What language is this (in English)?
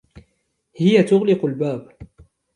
Arabic